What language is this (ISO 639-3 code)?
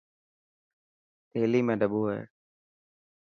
mki